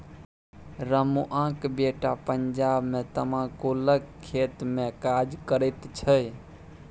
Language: Maithili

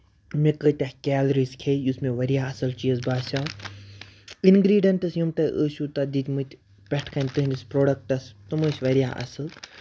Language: Kashmiri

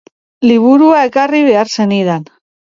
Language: Basque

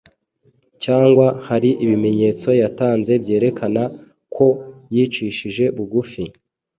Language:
Kinyarwanda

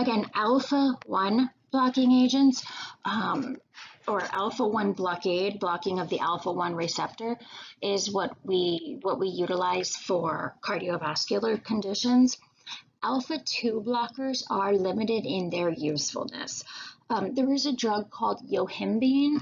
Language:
English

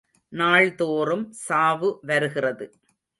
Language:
Tamil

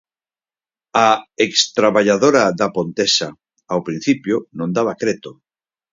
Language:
Galician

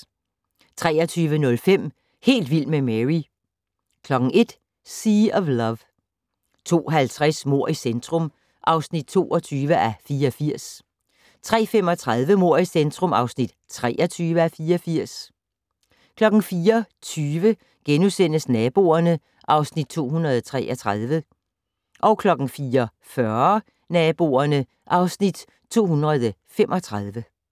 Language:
Danish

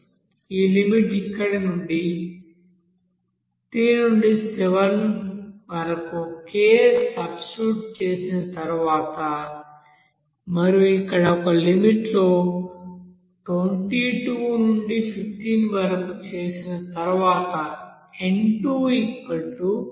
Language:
Telugu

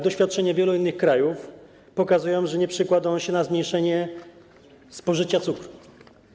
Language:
Polish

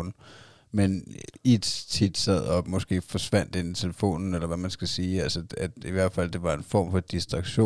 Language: Danish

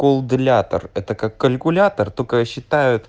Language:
Russian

